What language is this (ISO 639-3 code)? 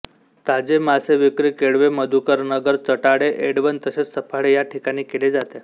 mar